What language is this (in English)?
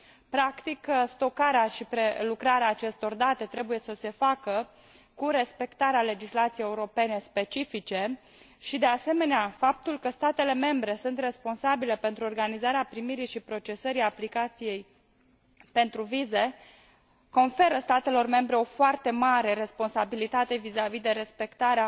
Romanian